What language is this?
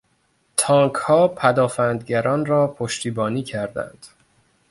Persian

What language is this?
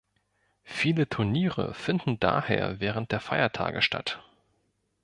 German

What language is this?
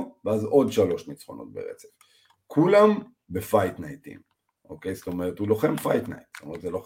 Hebrew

